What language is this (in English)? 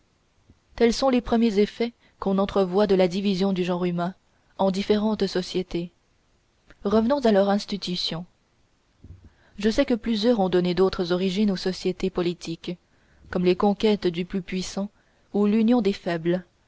French